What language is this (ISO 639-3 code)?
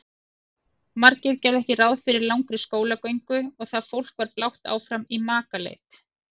isl